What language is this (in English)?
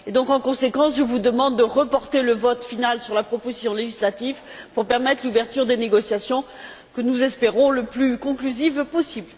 French